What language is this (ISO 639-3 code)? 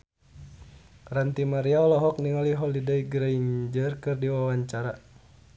sun